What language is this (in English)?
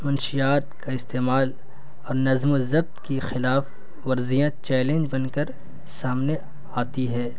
Urdu